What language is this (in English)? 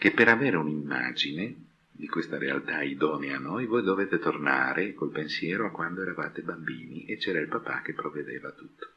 Italian